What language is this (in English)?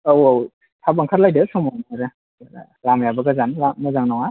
Bodo